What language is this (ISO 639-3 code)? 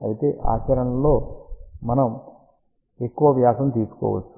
tel